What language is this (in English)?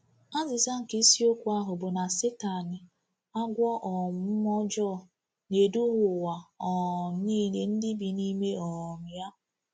Igbo